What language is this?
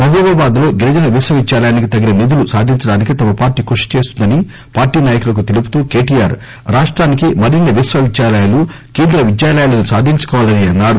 Telugu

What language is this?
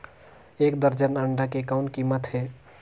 Chhattisgarhi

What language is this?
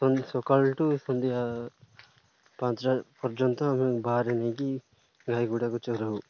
Odia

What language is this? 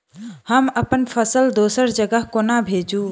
Maithili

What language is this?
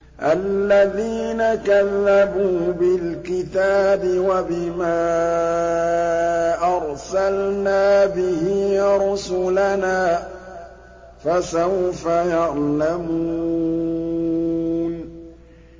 Arabic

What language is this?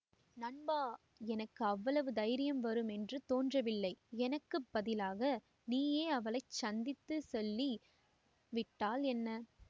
Tamil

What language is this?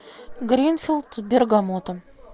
Russian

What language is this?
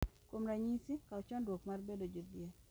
Luo (Kenya and Tanzania)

